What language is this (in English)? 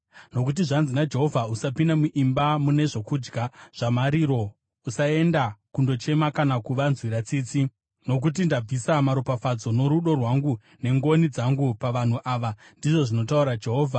Shona